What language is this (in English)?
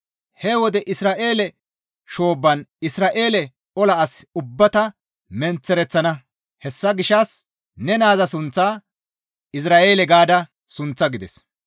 Gamo